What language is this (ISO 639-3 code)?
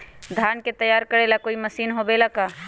mag